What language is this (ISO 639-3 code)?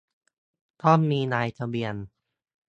tha